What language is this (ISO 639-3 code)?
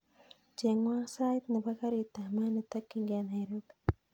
kln